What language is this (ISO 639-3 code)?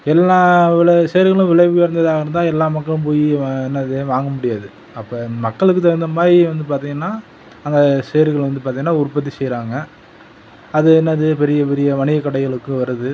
tam